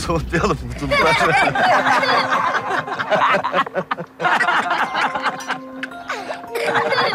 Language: Turkish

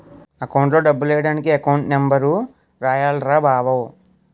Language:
Telugu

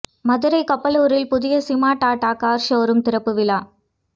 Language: Tamil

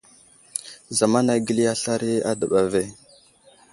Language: Wuzlam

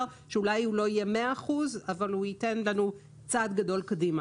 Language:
Hebrew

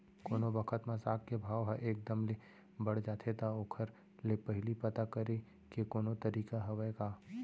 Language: Chhattisgarhi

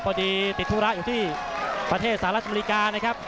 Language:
Thai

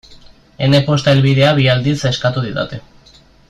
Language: Basque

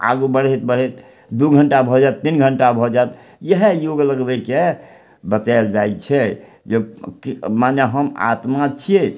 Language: Maithili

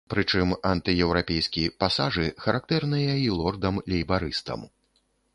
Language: Belarusian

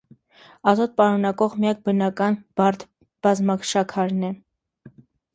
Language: Armenian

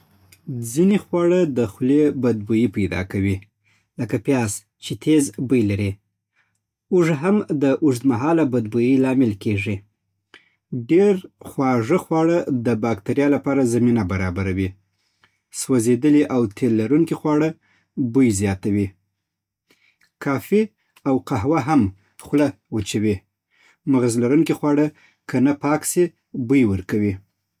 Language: Southern Pashto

